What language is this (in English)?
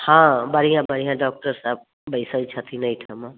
Maithili